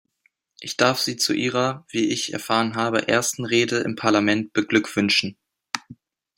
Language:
German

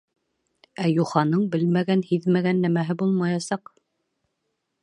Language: Bashkir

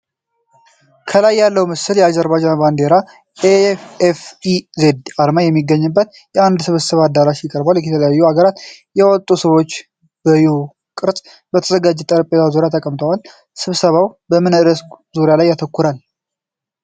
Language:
Amharic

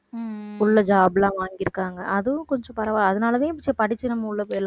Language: Tamil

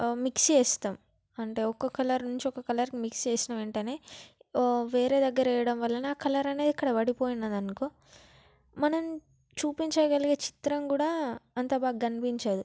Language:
Telugu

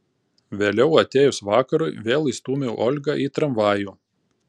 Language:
Lithuanian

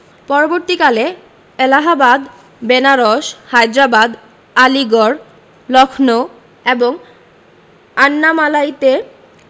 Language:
Bangla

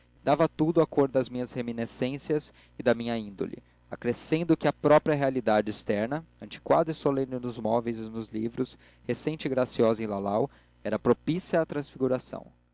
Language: Portuguese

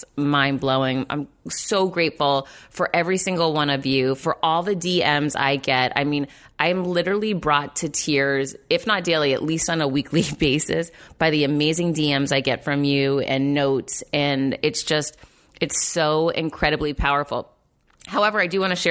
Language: English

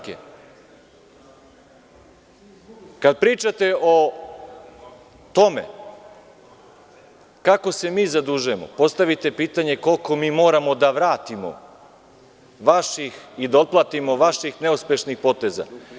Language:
Serbian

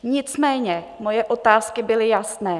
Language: Czech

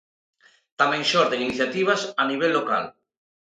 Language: Galician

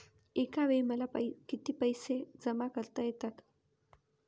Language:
Marathi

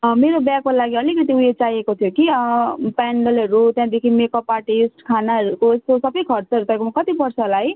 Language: Nepali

